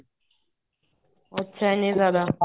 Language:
Punjabi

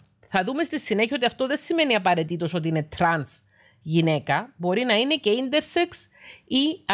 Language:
Greek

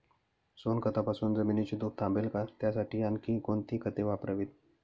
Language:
Marathi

